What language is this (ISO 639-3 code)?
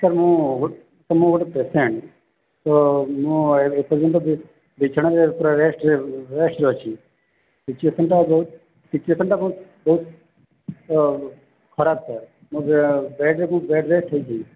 ori